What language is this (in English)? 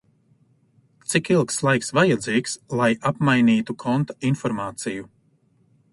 Latvian